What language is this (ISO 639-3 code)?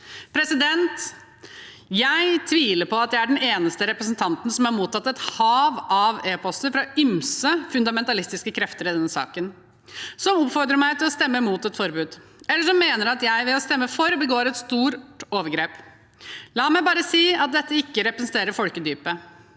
nor